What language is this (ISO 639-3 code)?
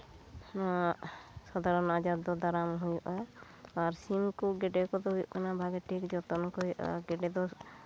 sat